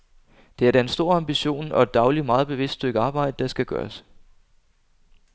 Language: Danish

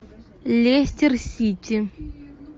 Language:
Russian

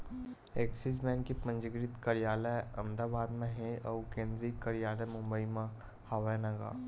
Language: Chhattisgarhi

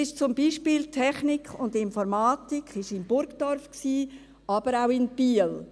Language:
Swiss German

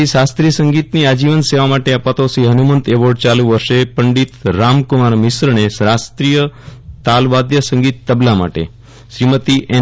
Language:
Gujarati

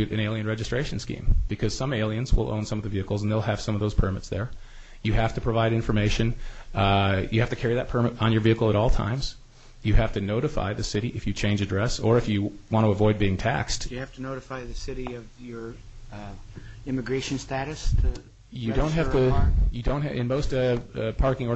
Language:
English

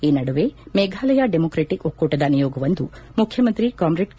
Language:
Kannada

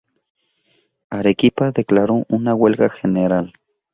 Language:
Spanish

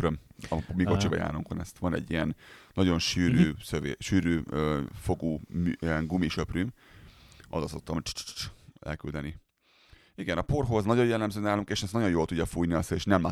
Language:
Hungarian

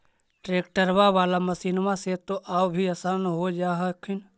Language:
Magahi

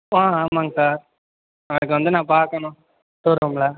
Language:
Tamil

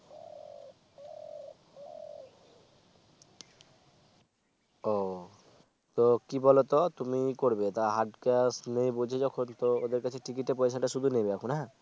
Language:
Bangla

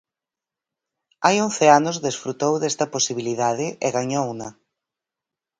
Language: Galician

